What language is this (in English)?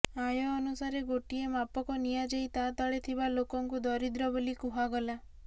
Odia